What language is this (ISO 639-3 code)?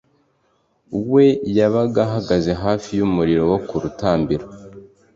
kin